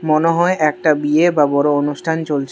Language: Bangla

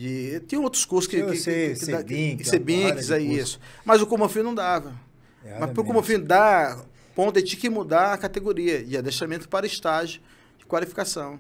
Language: Portuguese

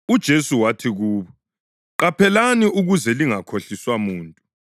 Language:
North Ndebele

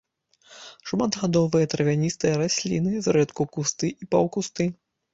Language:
Belarusian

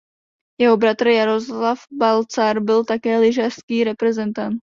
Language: Czech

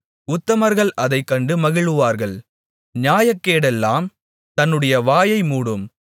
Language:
Tamil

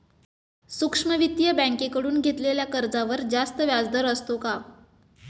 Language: Marathi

